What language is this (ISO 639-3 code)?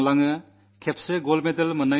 mal